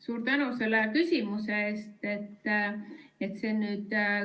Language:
Estonian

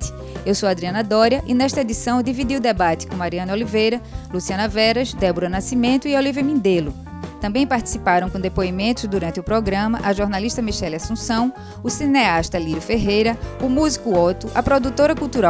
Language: Portuguese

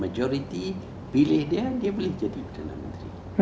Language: Indonesian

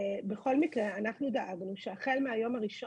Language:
Hebrew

